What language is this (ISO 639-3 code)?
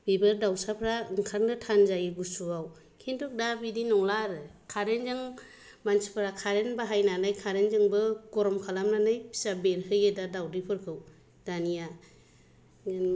brx